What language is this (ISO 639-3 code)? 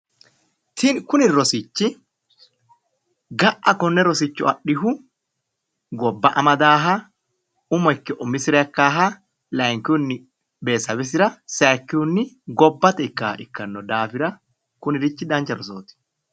sid